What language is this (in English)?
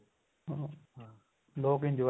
Punjabi